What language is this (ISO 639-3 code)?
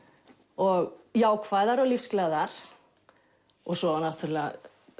isl